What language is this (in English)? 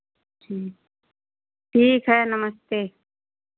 Hindi